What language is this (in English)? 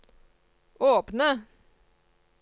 Norwegian